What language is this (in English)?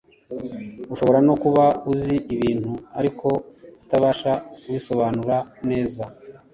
Kinyarwanda